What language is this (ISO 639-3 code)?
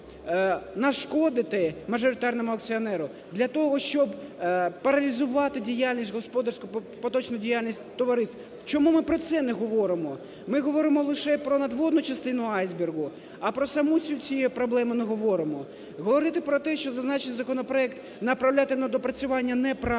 ukr